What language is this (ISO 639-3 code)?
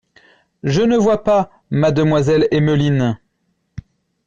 fra